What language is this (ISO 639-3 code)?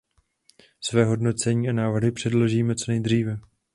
ces